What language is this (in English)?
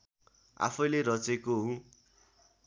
Nepali